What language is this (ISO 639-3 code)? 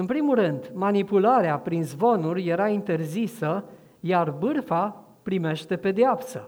ron